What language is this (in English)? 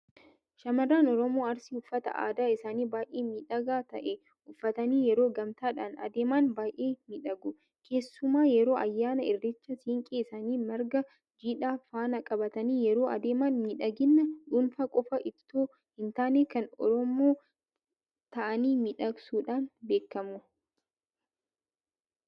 Oromo